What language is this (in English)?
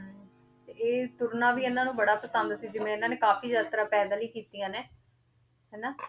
Punjabi